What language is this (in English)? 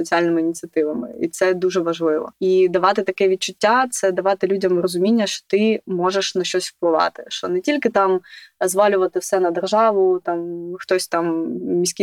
Ukrainian